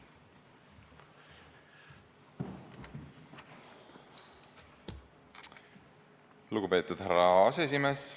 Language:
Estonian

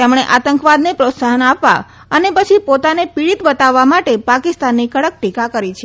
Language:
Gujarati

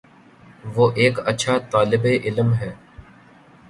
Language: Urdu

